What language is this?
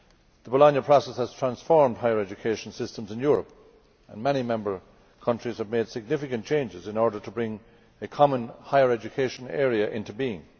English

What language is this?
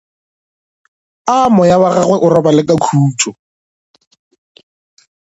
Northern Sotho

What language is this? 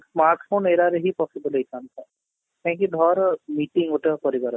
Odia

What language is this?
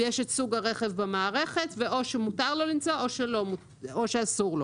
Hebrew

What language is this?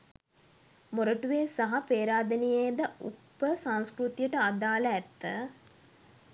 Sinhala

